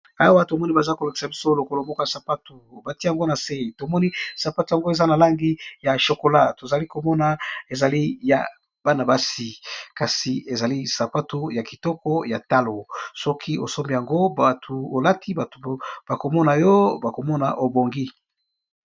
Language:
Lingala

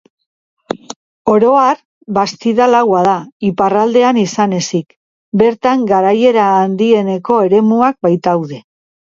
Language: Basque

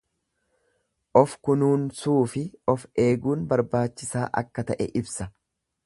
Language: Oromo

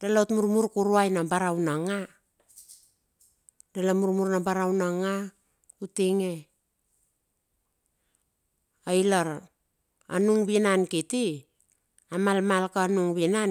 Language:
Bilur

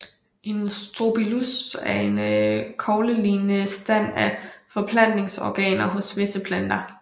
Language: Danish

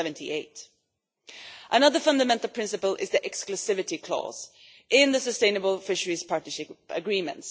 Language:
English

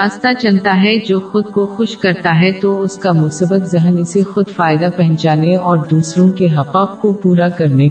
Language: Urdu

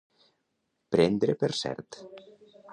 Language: Catalan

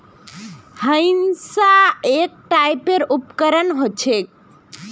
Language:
Magahi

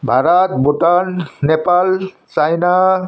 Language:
Nepali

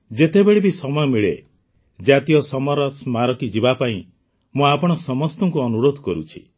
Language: Odia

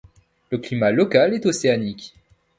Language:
French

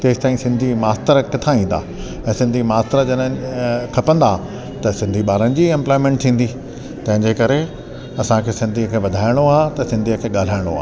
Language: Sindhi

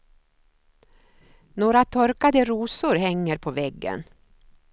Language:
Swedish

